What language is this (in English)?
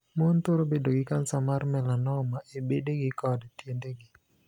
Luo (Kenya and Tanzania)